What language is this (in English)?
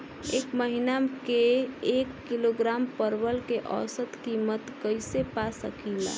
Bhojpuri